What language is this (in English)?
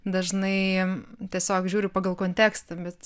Lithuanian